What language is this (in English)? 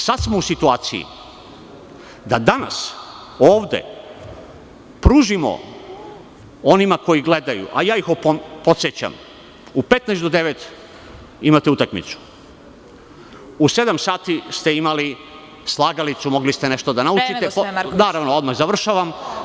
Serbian